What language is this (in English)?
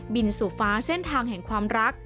Thai